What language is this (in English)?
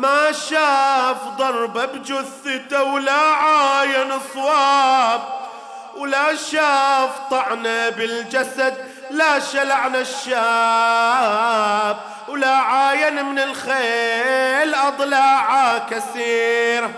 Arabic